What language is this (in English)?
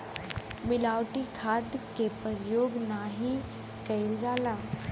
Bhojpuri